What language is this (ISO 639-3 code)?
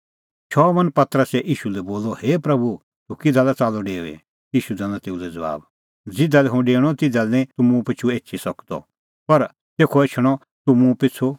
kfx